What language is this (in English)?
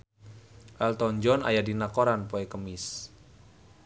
Sundanese